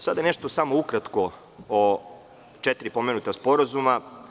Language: Serbian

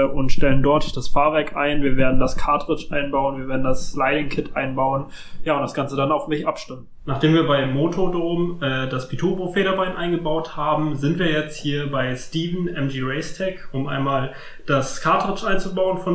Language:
German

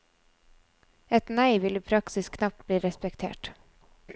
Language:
Norwegian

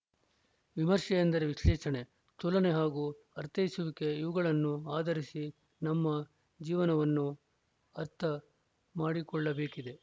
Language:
Kannada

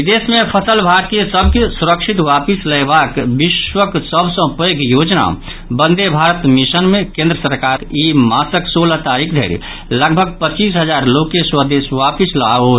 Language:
Maithili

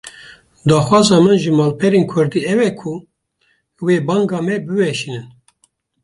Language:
Kurdish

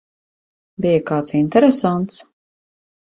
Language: Latvian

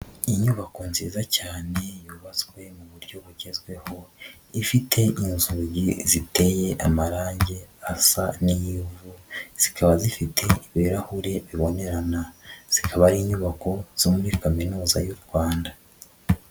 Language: Kinyarwanda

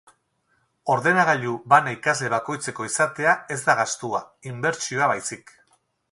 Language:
Basque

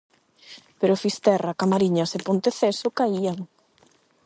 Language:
Galician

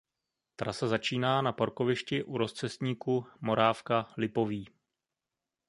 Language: Czech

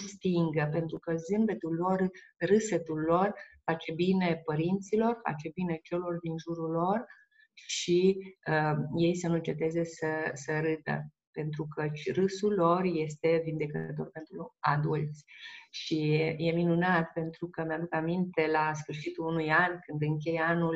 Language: Romanian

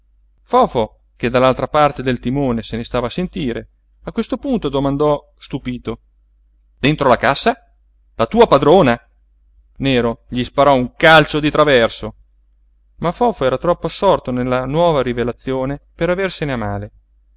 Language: Italian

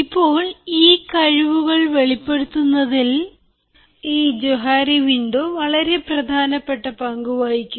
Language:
Malayalam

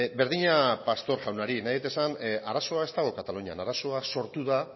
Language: Basque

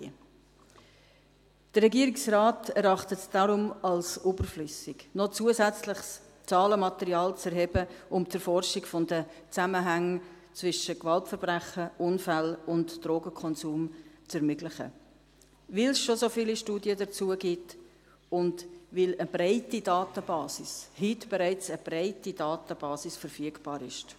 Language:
Swiss German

